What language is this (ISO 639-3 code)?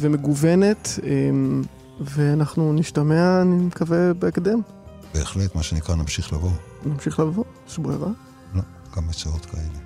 heb